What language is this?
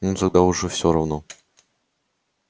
Russian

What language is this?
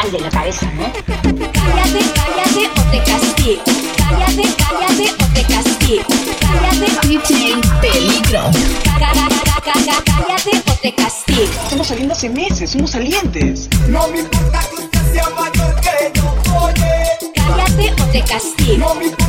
Japanese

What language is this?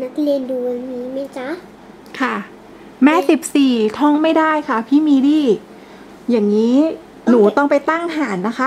Thai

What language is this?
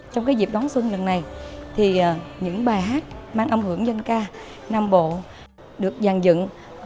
Vietnamese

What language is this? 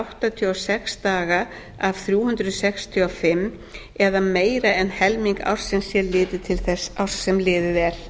Icelandic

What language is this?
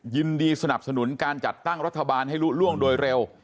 Thai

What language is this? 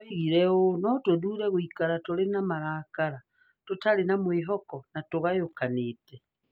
Kikuyu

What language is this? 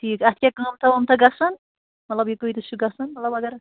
Kashmiri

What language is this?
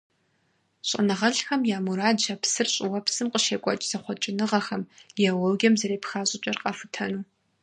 Kabardian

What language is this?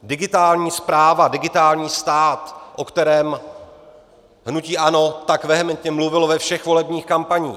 Czech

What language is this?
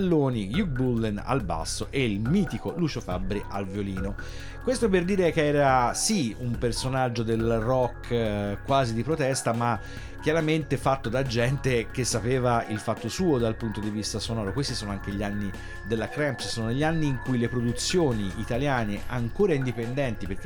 Italian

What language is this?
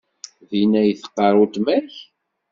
Kabyle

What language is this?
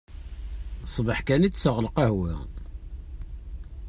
Kabyle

